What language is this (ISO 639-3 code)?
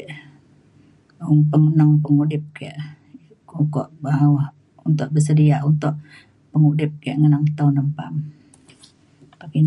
xkl